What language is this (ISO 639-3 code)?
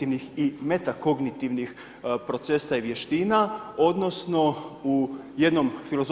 hrv